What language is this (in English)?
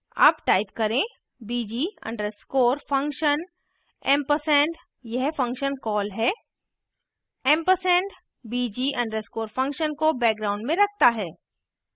Hindi